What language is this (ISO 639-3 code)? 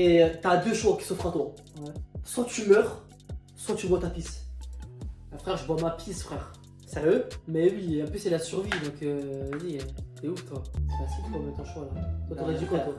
fra